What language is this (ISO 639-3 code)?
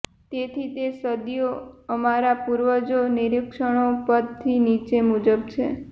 guj